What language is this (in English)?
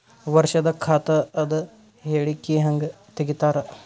Kannada